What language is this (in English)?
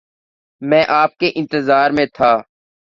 Urdu